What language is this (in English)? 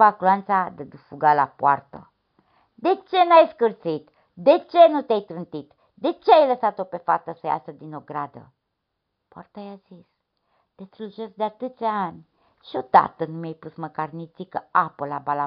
Romanian